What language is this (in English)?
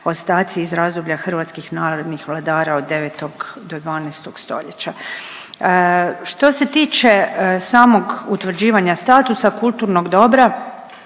Croatian